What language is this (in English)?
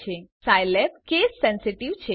Gujarati